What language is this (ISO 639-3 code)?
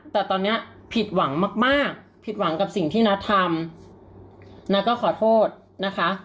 tha